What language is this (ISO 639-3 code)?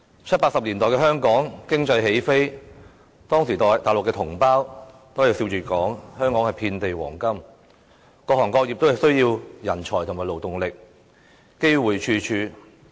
yue